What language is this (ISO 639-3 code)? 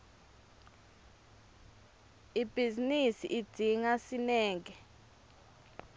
ssw